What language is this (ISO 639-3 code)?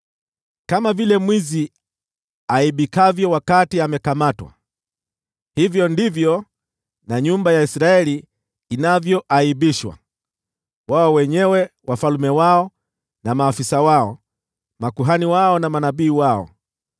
swa